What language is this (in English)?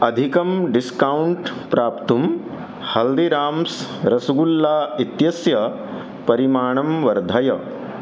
Sanskrit